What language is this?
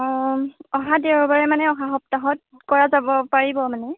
Assamese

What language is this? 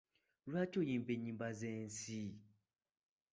Ganda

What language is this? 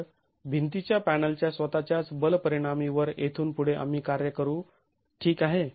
Marathi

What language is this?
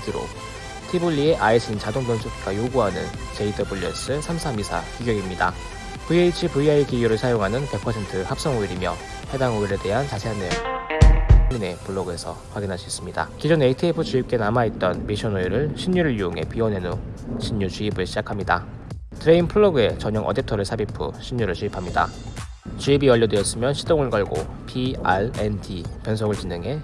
Korean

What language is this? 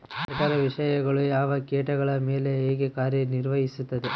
Kannada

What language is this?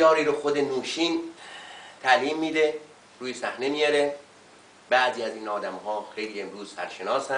Persian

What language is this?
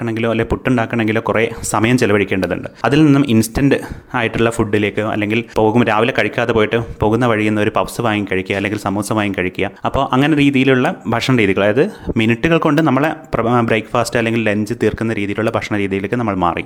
Malayalam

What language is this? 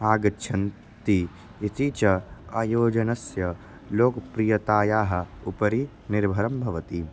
Sanskrit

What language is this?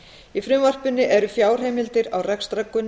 Icelandic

